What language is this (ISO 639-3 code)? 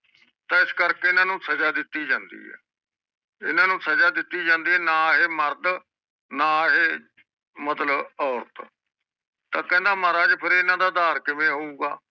pan